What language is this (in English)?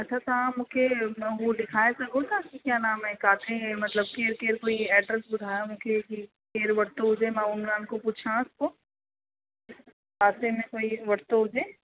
Sindhi